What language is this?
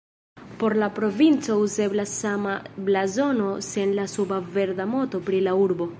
Esperanto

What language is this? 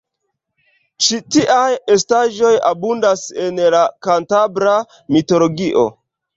Esperanto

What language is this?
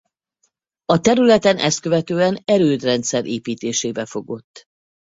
Hungarian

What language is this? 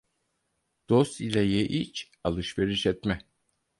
Turkish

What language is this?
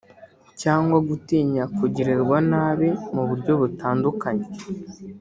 Kinyarwanda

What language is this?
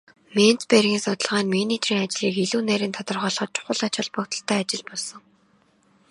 Mongolian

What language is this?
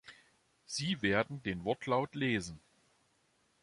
German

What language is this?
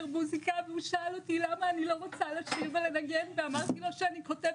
Hebrew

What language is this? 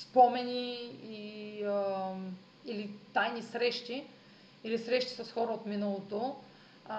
Bulgarian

